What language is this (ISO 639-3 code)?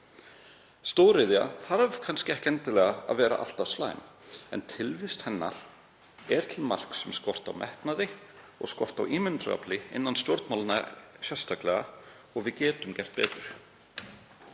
isl